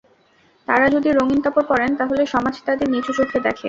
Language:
Bangla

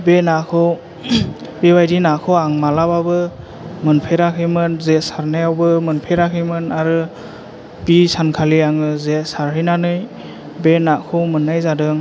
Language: Bodo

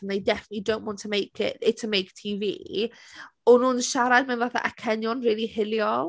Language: Welsh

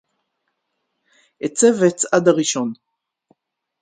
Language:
Hebrew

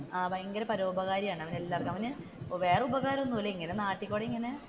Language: Malayalam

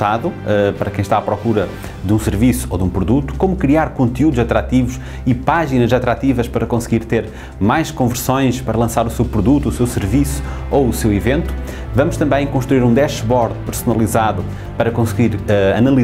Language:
Portuguese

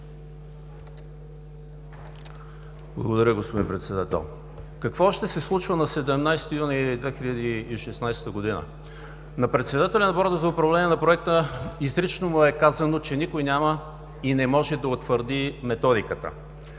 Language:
Bulgarian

